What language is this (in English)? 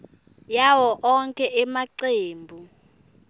Swati